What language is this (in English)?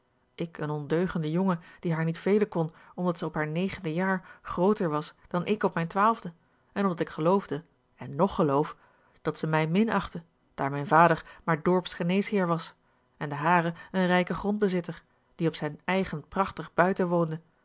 Dutch